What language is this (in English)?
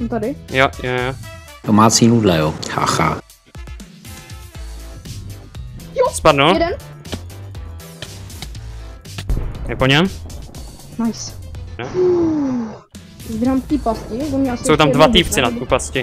Czech